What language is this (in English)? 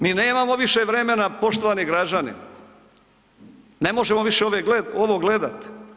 Croatian